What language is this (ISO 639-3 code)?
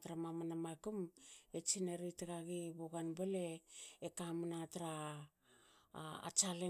hao